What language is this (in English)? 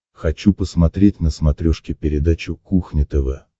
Russian